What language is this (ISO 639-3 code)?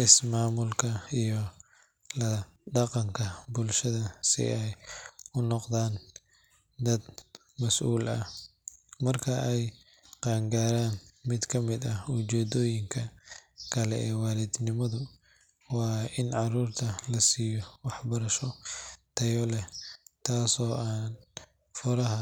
som